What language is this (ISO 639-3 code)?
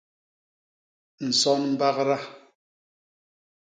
bas